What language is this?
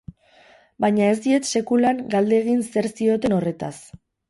Basque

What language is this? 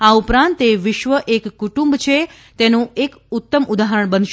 Gujarati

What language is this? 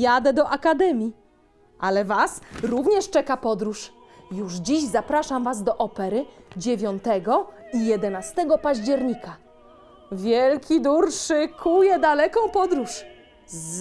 Polish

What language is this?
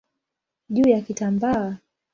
Swahili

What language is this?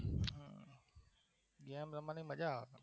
Gujarati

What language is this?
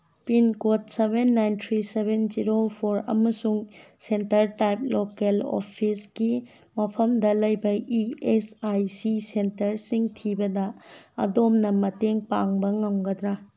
Manipuri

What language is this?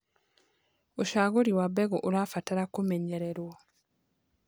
Kikuyu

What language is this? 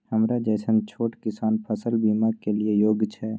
Maithili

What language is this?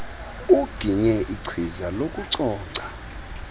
Xhosa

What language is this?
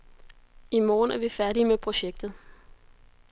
Danish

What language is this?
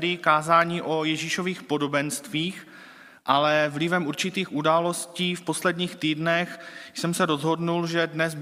Czech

